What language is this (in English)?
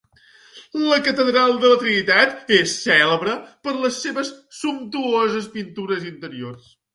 Catalan